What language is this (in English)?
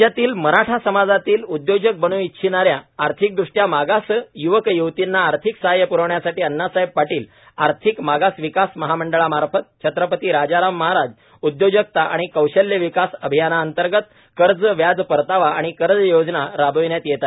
Marathi